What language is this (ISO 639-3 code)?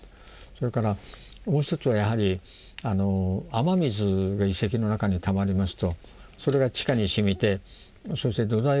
jpn